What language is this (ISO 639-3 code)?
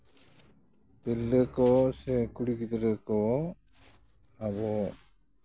sat